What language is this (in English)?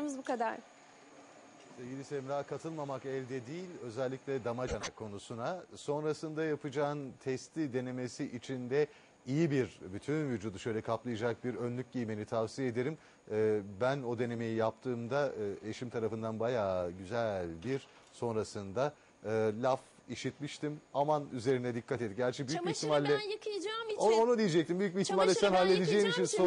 Turkish